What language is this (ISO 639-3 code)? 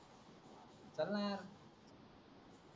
mar